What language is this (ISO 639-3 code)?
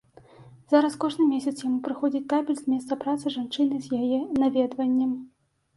bel